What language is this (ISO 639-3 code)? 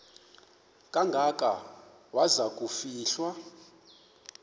xho